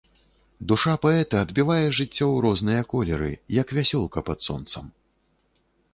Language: Belarusian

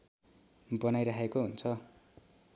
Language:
Nepali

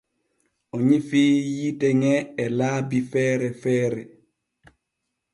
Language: Borgu Fulfulde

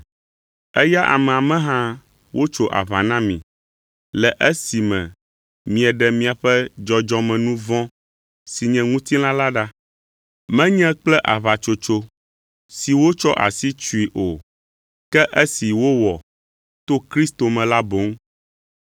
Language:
Ewe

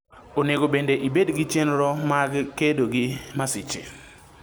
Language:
Luo (Kenya and Tanzania)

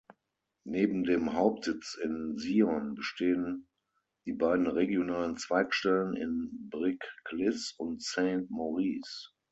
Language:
German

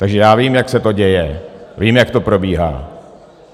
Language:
Czech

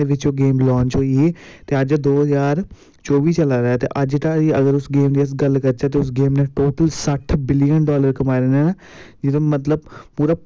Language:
Dogri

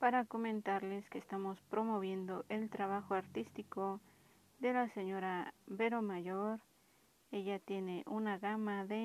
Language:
Spanish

